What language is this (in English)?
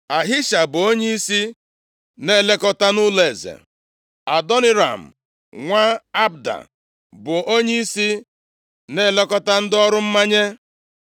Igbo